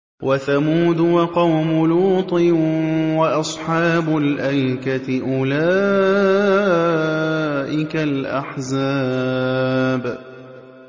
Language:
Arabic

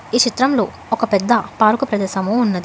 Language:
Telugu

